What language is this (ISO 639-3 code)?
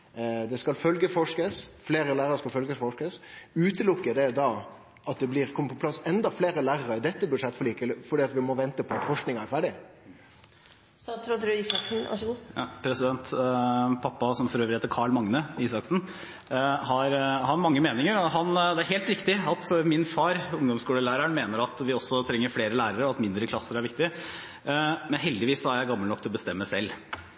nor